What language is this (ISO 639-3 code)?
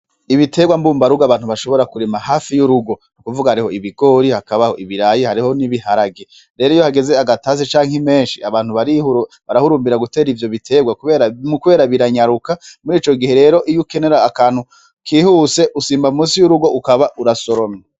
run